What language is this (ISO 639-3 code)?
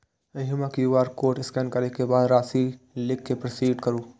mai